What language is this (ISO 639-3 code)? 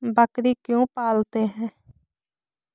mag